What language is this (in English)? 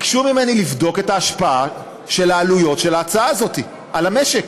Hebrew